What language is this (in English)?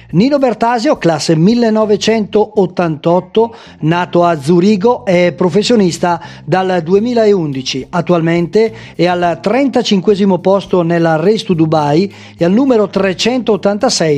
Italian